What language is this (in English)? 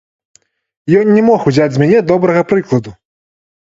Belarusian